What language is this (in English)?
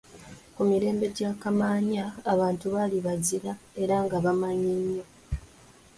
Ganda